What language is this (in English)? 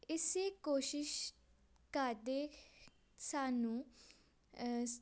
Punjabi